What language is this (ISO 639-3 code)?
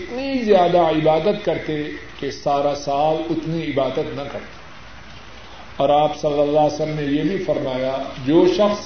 urd